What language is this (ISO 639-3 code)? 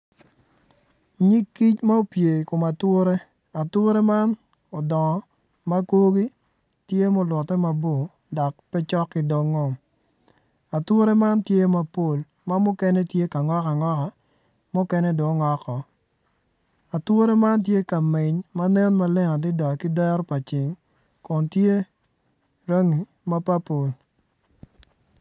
ach